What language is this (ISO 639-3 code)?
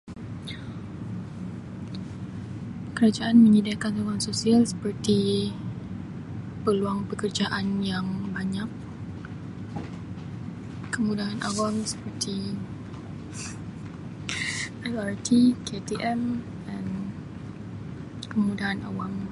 msi